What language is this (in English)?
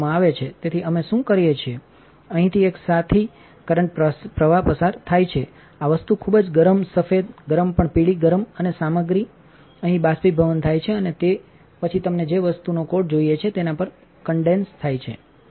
Gujarati